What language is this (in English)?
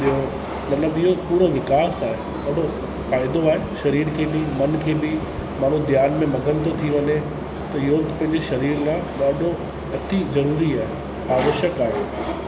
Sindhi